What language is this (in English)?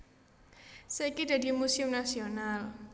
Javanese